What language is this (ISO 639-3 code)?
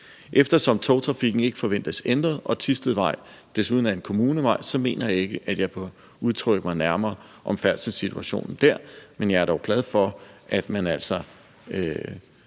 dan